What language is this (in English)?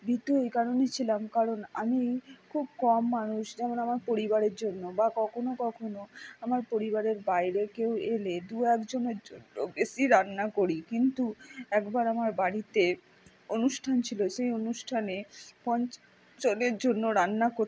Bangla